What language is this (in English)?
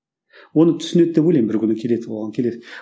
Kazakh